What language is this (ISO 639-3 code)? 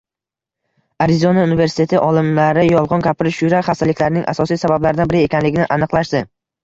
uzb